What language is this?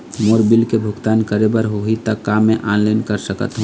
Chhattisgarhi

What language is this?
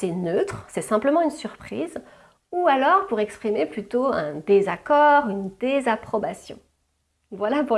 French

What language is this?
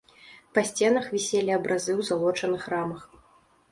Belarusian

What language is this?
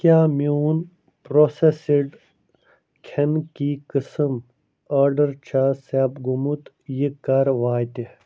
Kashmiri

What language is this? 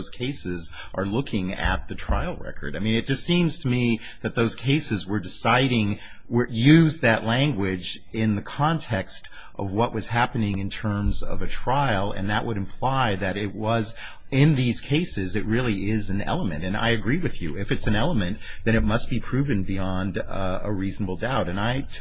English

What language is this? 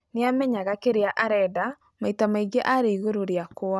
Kikuyu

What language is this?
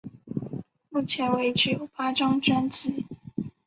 Chinese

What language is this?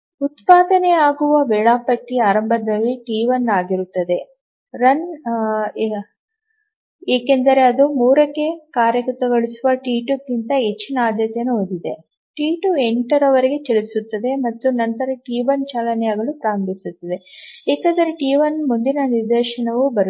Kannada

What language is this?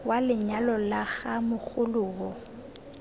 Tswana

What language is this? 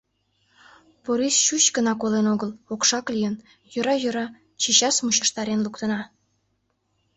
Mari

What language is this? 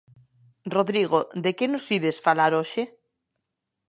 Galician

